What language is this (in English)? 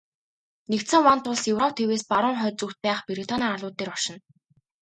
Mongolian